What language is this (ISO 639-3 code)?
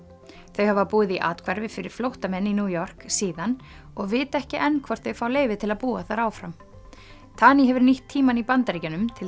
isl